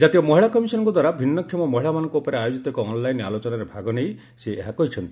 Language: Odia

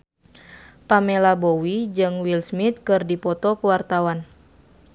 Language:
Sundanese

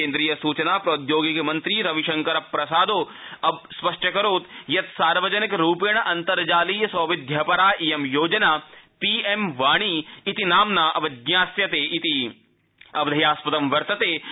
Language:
Sanskrit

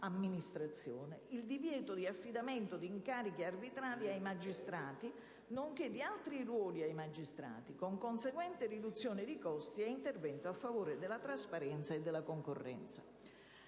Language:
Italian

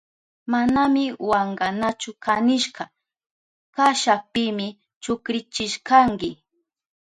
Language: Southern Pastaza Quechua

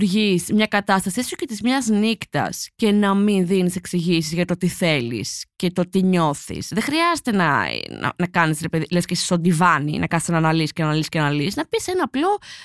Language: Greek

